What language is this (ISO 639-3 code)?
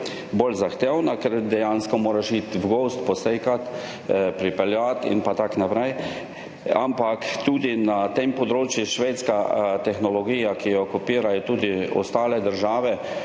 slv